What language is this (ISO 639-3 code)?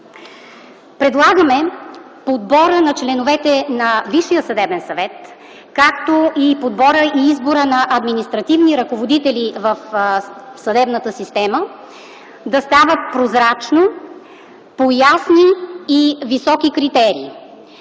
bul